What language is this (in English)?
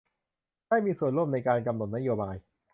Thai